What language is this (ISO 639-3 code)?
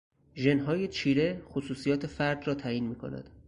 fas